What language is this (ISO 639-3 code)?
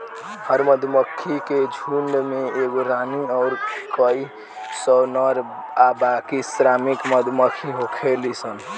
bho